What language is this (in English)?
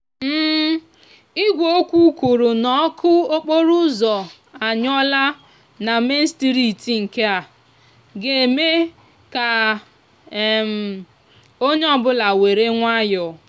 Igbo